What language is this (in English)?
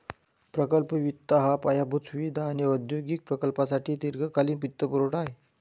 Marathi